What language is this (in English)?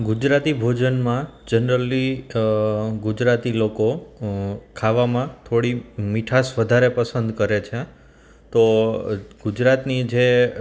Gujarati